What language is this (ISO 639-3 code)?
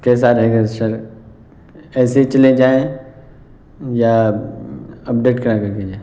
urd